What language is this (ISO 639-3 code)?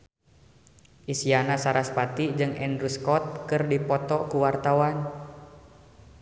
sun